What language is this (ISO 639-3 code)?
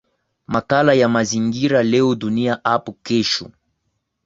swa